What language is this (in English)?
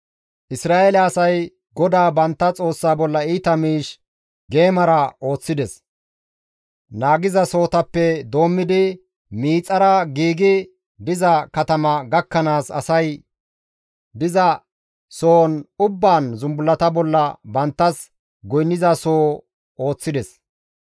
Gamo